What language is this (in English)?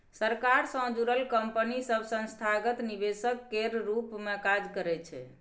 Maithili